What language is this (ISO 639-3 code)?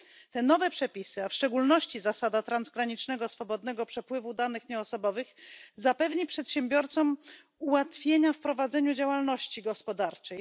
pol